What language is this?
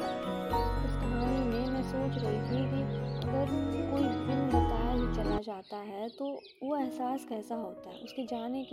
Hindi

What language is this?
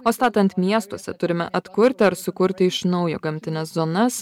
Lithuanian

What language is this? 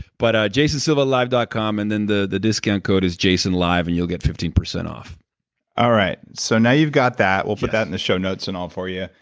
English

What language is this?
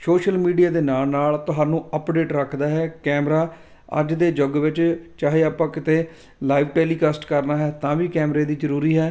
Punjabi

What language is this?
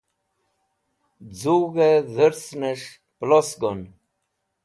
Wakhi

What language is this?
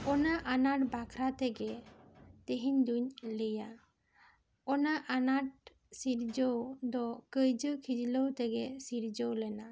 Santali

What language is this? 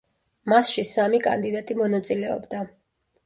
Georgian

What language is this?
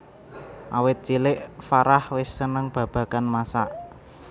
Javanese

